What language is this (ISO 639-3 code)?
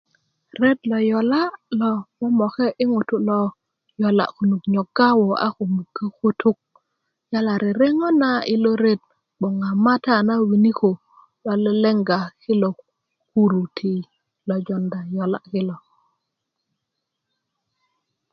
ukv